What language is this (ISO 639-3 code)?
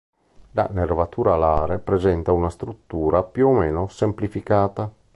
ita